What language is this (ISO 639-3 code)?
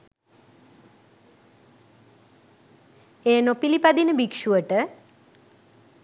sin